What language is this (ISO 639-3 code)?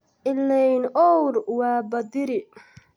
som